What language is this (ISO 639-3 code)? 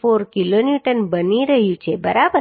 guj